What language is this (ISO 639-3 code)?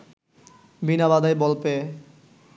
ben